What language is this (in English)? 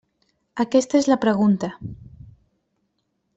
Catalan